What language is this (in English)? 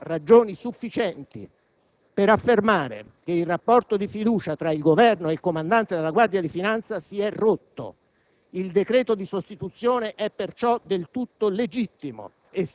Italian